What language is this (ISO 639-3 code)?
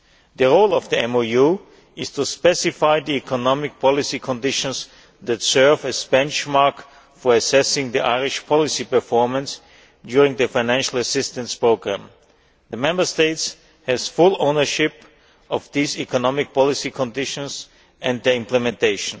eng